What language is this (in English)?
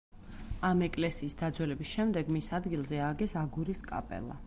Georgian